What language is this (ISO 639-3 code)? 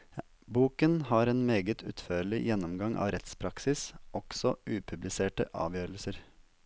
nor